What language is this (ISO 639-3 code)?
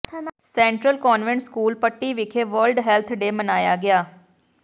pan